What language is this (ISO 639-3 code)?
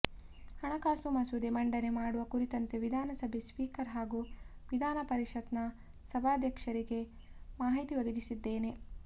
kan